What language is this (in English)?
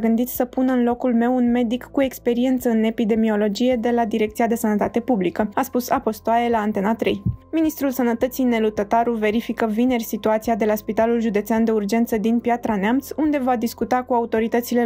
Romanian